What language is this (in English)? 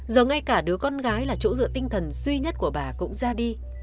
Vietnamese